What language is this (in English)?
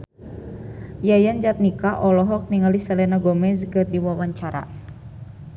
Sundanese